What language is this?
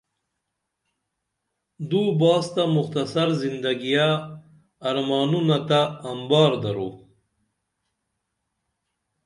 Dameli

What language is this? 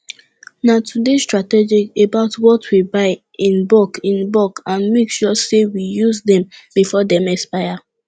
Nigerian Pidgin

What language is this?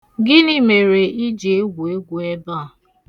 Igbo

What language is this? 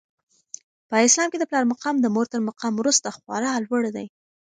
Pashto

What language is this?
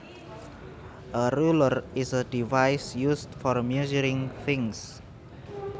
Javanese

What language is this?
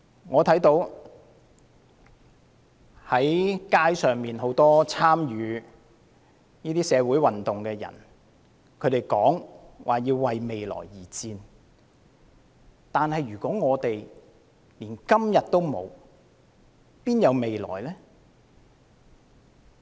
Cantonese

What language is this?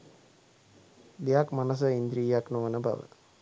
Sinhala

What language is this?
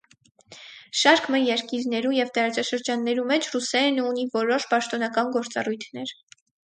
Armenian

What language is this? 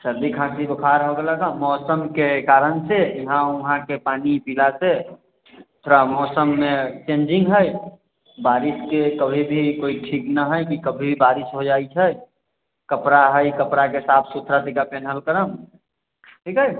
Maithili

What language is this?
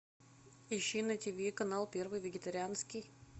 Russian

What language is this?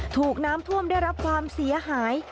Thai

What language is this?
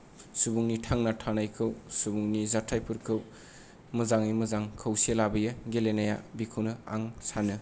Bodo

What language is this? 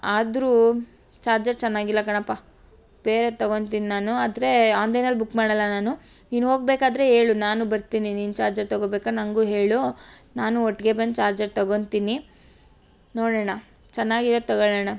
Kannada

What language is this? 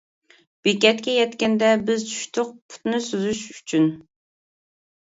Uyghur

